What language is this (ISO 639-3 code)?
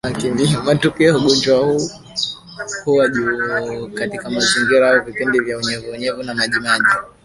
swa